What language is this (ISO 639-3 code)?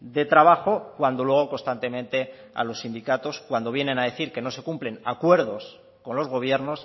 spa